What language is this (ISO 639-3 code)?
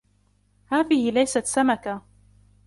ara